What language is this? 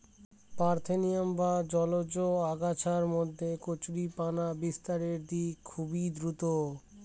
Bangla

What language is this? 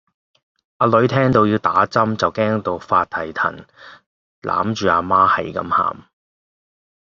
Cantonese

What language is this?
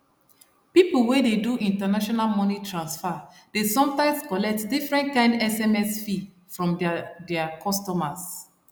Nigerian Pidgin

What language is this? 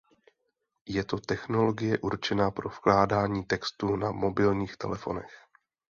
Czech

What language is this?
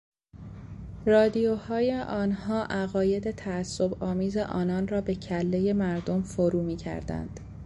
Persian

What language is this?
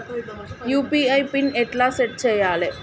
Telugu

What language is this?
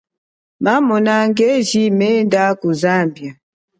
Chokwe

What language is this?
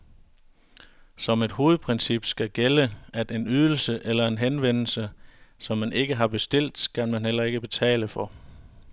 Danish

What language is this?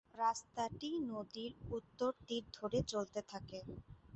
Bangla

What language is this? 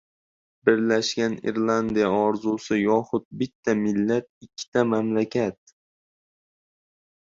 Uzbek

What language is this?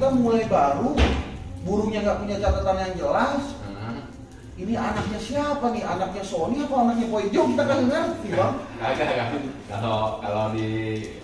Indonesian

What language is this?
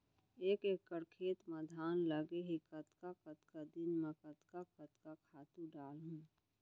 Chhattisgarhi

